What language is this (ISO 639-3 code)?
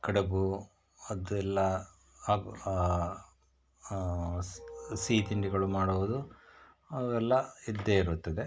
kan